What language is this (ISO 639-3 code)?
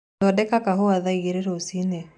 kik